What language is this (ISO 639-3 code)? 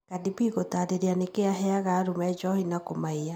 kik